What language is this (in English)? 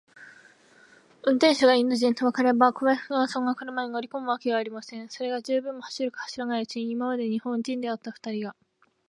Japanese